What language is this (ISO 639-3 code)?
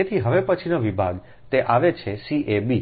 guj